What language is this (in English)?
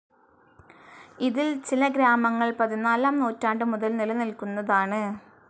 Malayalam